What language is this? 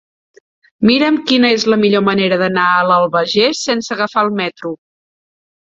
Catalan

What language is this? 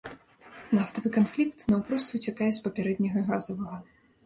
Belarusian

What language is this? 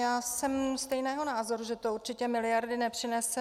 Czech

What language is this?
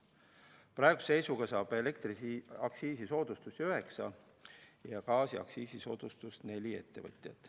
Estonian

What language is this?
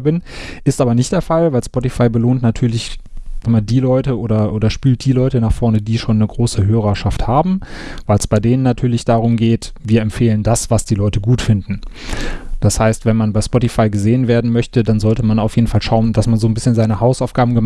German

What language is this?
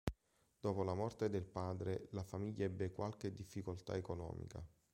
Italian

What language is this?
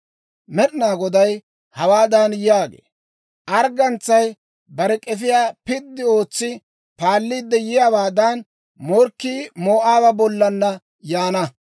Dawro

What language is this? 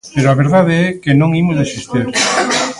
Galician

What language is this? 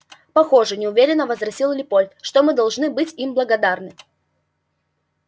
Russian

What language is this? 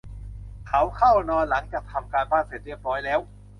Thai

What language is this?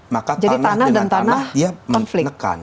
Indonesian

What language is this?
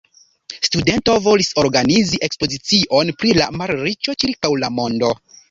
Esperanto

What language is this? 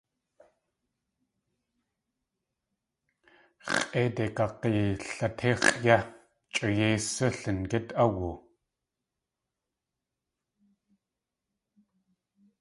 Tlingit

